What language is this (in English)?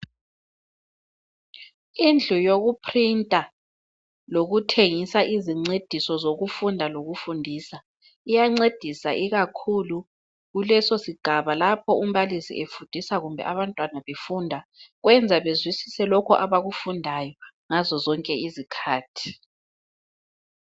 North Ndebele